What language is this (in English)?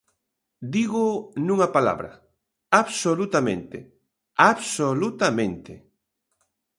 Galician